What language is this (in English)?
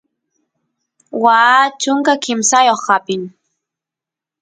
Santiago del Estero Quichua